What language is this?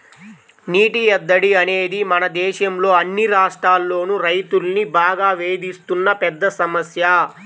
Telugu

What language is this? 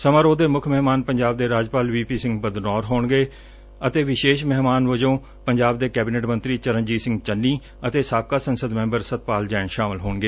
Punjabi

